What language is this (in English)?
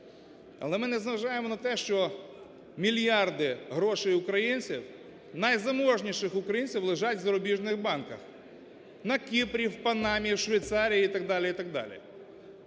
Ukrainian